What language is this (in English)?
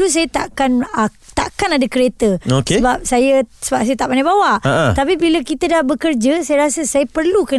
Malay